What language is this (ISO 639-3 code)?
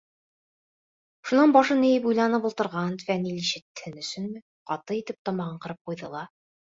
bak